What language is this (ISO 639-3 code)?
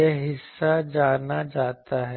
hin